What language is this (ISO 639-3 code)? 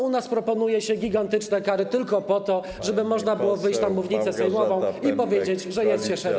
pol